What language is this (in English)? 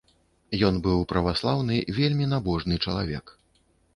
Belarusian